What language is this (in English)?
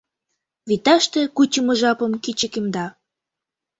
Mari